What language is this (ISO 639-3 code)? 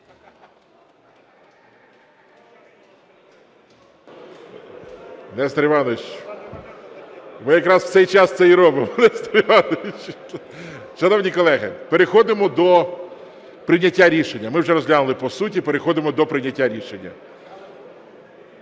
ukr